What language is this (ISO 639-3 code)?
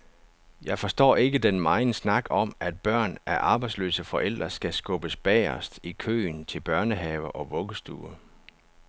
dan